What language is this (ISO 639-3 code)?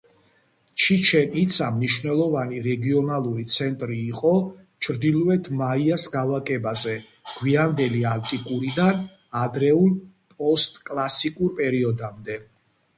kat